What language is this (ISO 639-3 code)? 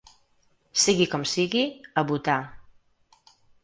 cat